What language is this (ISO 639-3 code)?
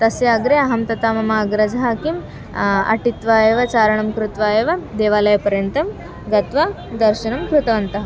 san